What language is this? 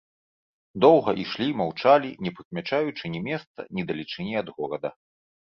Belarusian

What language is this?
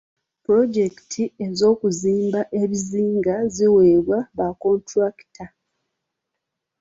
Ganda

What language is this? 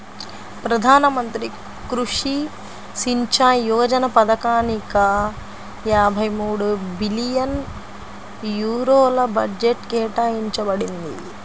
Telugu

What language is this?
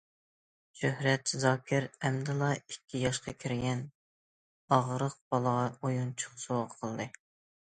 Uyghur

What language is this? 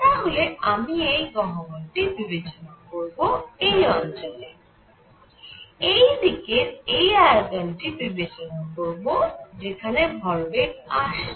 Bangla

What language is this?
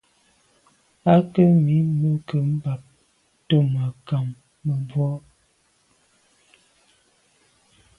Medumba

